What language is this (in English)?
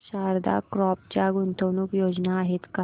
Marathi